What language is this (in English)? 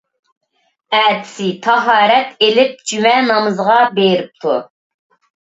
Uyghur